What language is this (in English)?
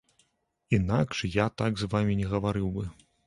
Belarusian